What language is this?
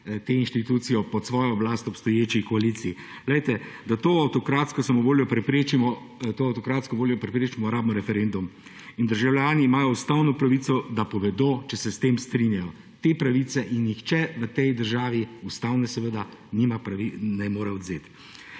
Slovenian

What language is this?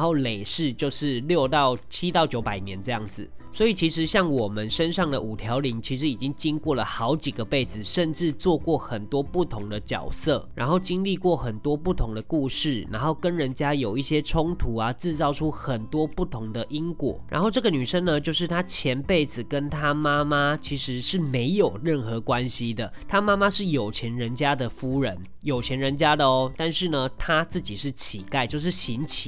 Chinese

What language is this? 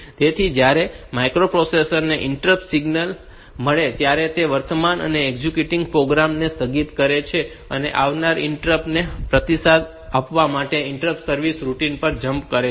Gujarati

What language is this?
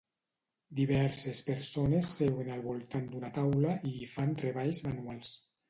Catalan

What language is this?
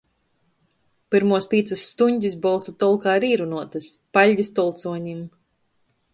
Latgalian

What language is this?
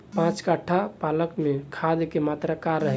Bhojpuri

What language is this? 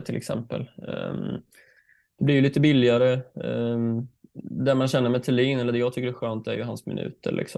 Swedish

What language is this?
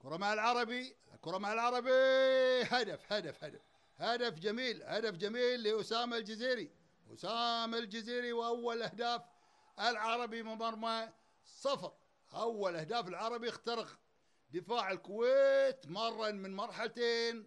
Arabic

